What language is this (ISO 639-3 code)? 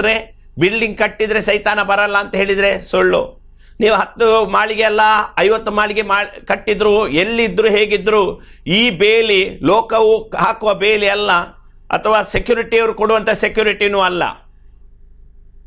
kan